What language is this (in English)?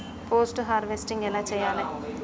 Telugu